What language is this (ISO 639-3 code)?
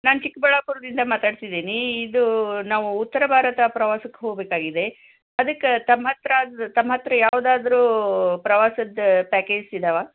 kan